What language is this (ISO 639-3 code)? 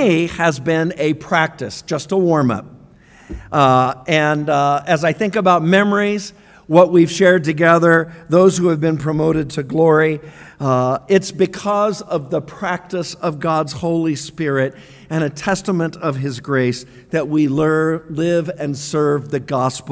eng